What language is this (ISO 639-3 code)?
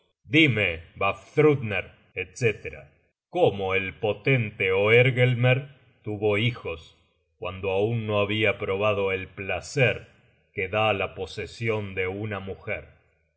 spa